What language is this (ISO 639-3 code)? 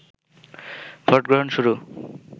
ben